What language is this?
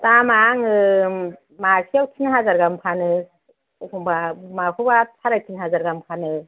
Bodo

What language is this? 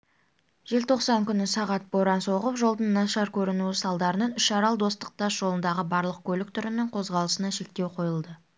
Kazakh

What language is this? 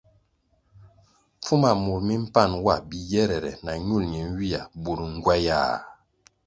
Kwasio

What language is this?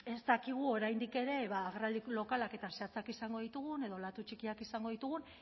Basque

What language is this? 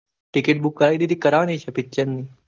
Gujarati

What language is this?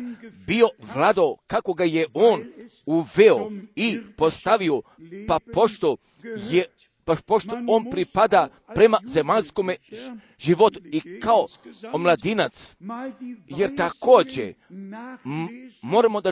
Croatian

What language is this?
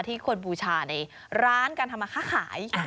Thai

